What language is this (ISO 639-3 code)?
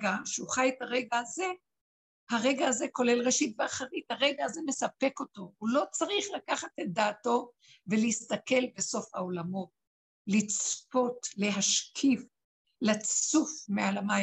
heb